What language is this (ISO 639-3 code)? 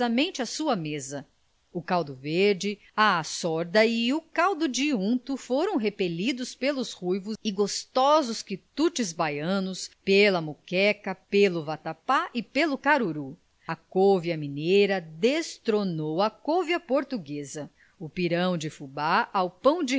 por